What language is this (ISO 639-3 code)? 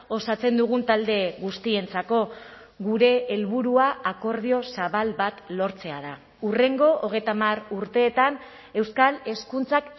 eus